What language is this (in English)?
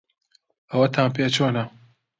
Central Kurdish